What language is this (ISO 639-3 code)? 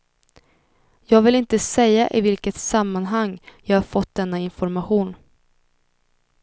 swe